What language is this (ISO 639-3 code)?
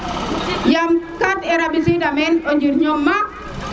srr